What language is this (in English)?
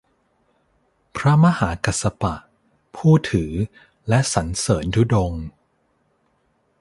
Thai